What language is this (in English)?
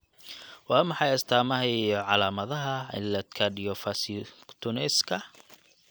Somali